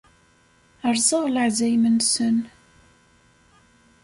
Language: Kabyle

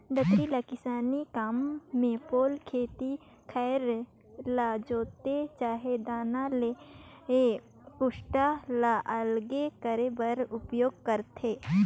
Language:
Chhattisgarhi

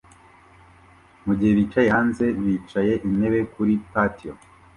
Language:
Kinyarwanda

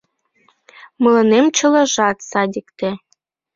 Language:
Mari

